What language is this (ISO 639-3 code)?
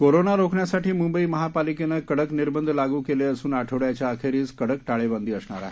mar